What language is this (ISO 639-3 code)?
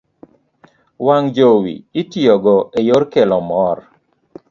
luo